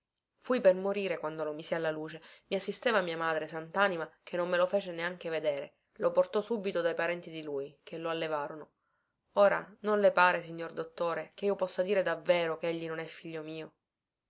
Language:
Italian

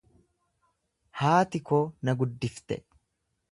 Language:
Oromo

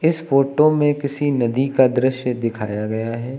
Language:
Hindi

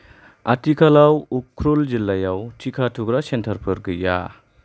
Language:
Bodo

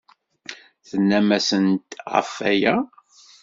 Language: Kabyle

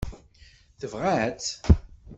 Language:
Kabyle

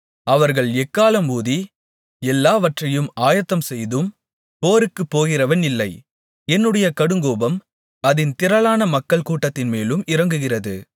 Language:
Tamil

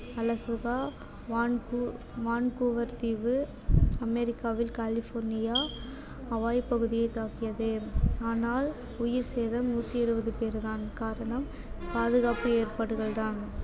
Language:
Tamil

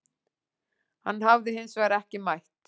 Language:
Icelandic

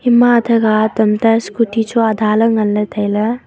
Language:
Wancho Naga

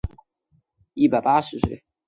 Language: Chinese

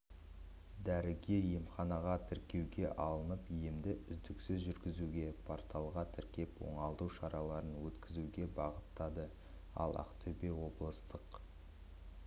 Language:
Kazakh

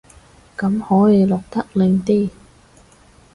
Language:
Cantonese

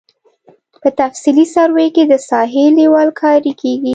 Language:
Pashto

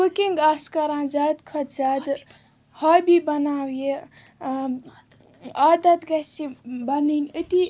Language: Kashmiri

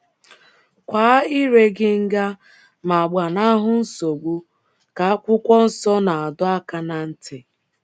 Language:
Igbo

